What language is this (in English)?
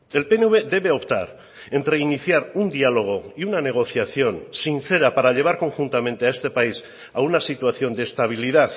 Spanish